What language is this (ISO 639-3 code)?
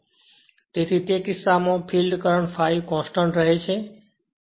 guj